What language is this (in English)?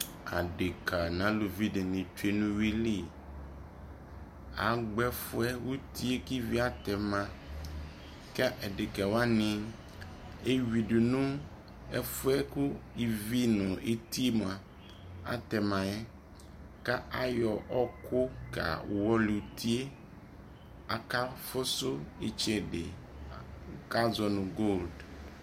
Ikposo